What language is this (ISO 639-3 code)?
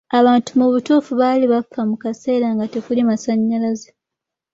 lug